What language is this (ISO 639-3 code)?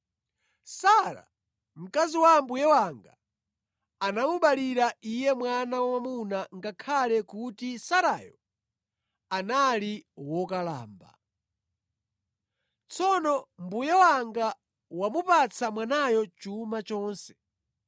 nya